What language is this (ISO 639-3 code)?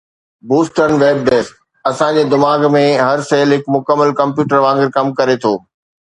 snd